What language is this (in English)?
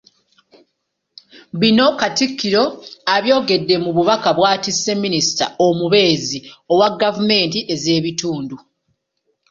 Ganda